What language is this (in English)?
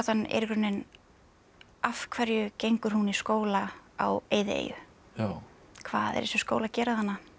Icelandic